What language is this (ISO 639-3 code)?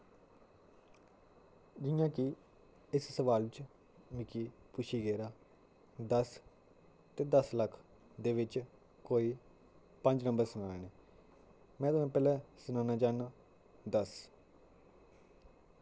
doi